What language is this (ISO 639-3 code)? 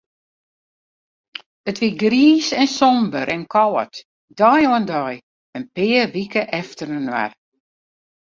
fry